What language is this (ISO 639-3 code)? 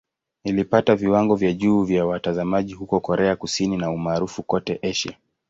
swa